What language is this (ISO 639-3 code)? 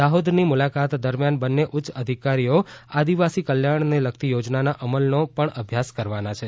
guj